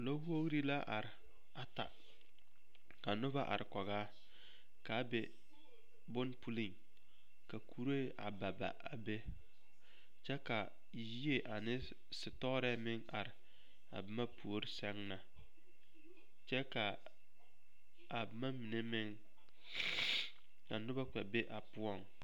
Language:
Southern Dagaare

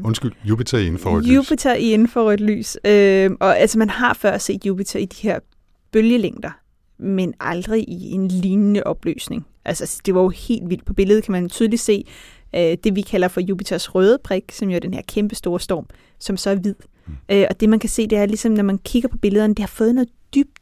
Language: Danish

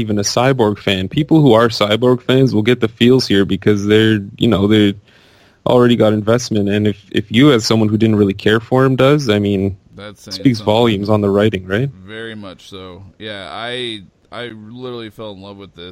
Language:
English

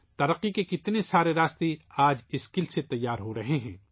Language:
Urdu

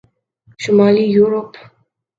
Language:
Urdu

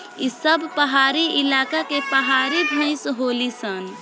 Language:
Bhojpuri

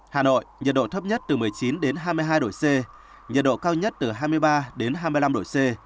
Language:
Vietnamese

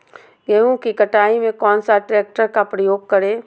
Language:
Magahi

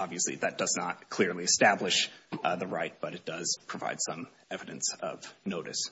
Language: English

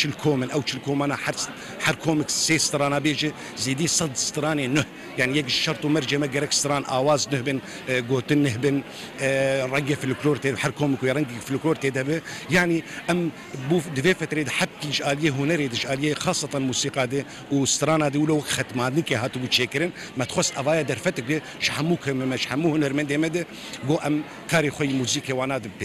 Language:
Arabic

